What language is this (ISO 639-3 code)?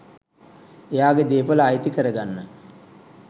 sin